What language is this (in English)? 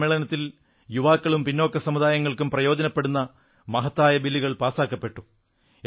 Malayalam